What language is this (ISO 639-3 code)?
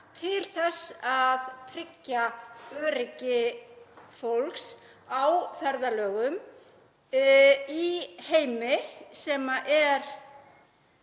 isl